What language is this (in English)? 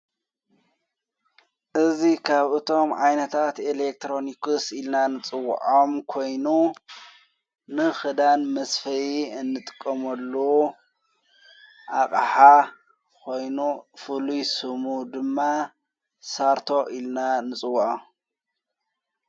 Tigrinya